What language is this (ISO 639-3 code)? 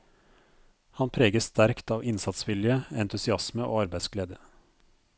nor